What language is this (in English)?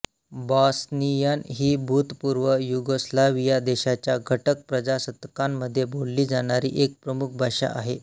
Marathi